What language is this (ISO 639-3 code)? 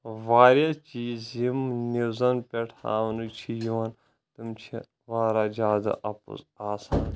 kas